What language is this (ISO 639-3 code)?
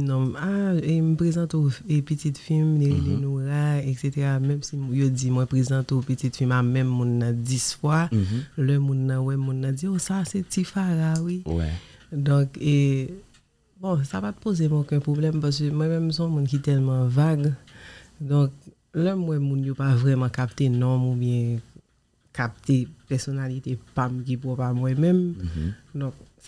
fra